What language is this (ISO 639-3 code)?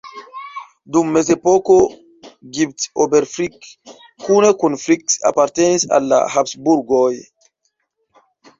epo